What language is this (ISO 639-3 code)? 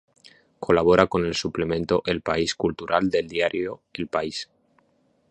spa